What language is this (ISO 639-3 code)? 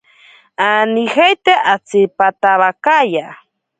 prq